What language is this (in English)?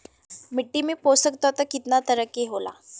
Bhojpuri